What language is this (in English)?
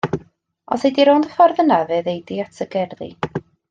Welsh